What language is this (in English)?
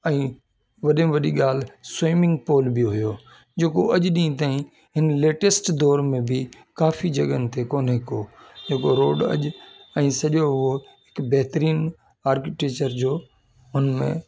Sindhi